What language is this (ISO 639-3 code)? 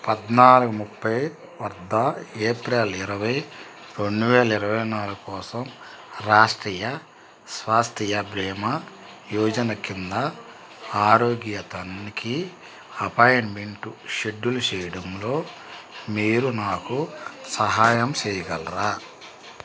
tel